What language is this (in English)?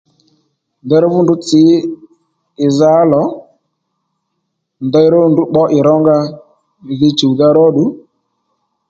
Lendu